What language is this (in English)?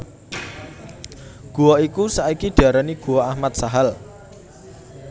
Javanese